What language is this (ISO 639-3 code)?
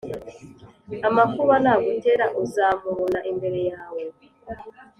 kin